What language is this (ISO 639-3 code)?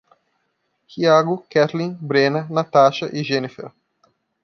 por